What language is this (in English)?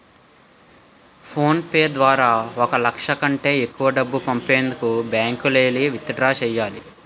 Telugu